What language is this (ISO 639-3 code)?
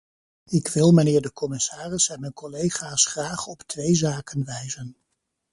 nld